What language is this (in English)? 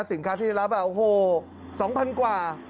Thai